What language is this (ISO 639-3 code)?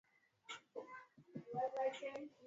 swa